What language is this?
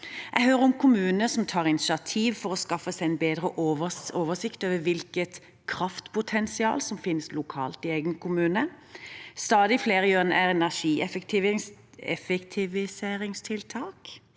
Norwegian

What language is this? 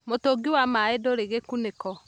Kikuyu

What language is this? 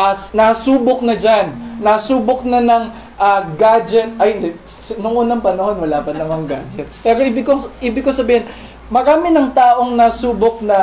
Filipino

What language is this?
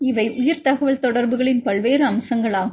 Tamil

